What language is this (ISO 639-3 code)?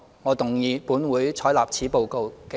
yue